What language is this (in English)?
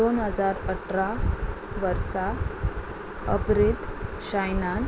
Konkani